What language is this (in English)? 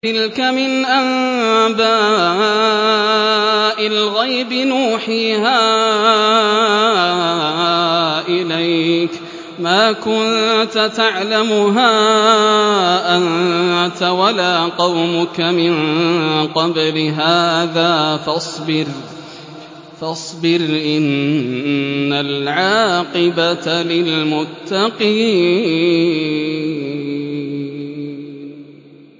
Arabic